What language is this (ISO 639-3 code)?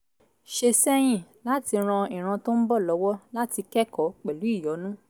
yor